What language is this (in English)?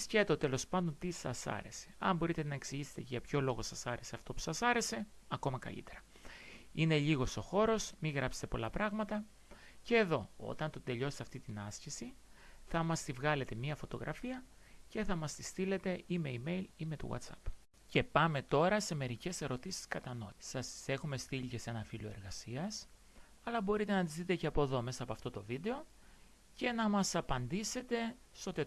Greek